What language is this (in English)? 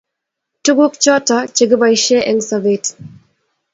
Kalenjin